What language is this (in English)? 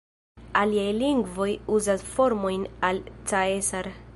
Esperanto